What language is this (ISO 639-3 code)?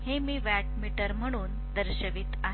mar